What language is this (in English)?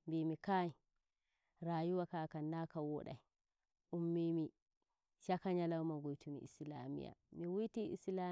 Nigerian Fulfulde